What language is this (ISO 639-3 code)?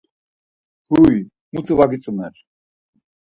lzz